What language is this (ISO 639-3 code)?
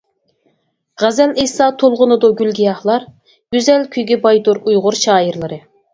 uig